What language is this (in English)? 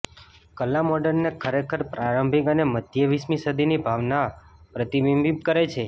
Gujarati